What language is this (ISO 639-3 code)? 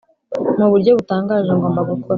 kin